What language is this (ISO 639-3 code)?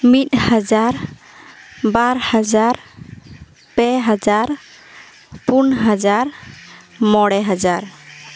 sat